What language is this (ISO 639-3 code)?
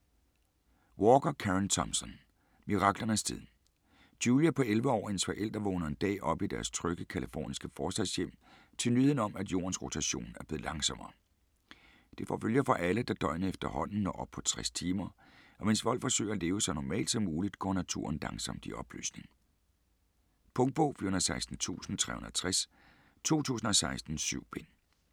dan